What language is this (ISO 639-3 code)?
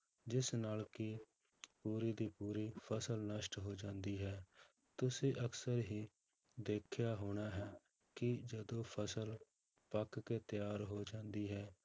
pan